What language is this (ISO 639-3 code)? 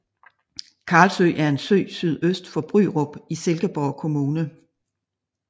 dan